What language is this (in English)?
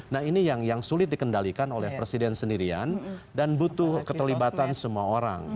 Indonesian